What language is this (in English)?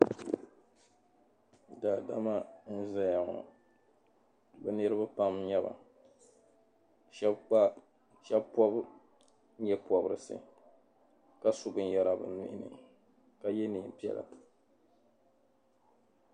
Dagbani